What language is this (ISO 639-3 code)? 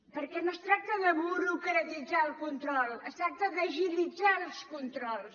cat